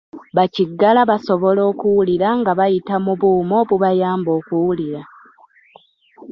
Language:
Ganda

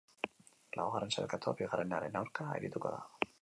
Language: Basque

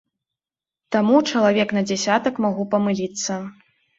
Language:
Belarusian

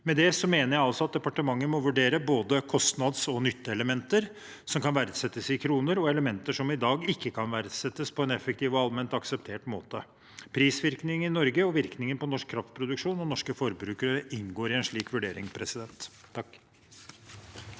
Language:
Norwegian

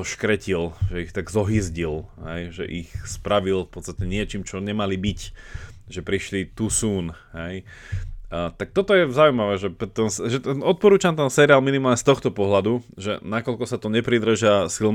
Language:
Slovak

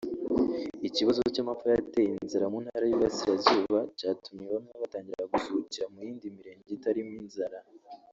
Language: Kinyarwanda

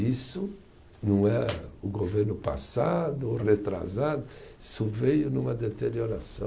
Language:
Portuguese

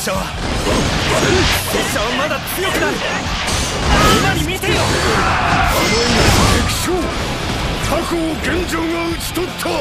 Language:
Japanese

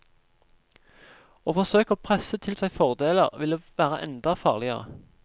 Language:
Norwegian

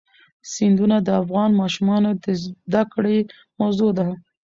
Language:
Pashto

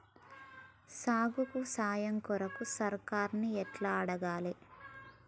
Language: Telugu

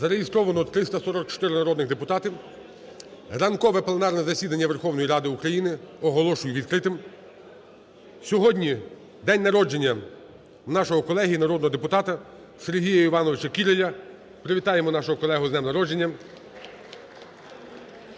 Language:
Ukrainian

